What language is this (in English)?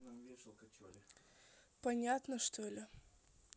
Russian